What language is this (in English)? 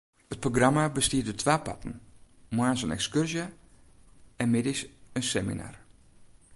Western Frisian